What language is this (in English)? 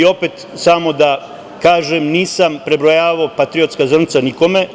Serbian